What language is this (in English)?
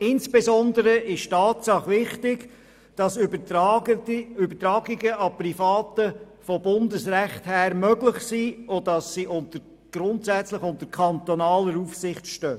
Swiss German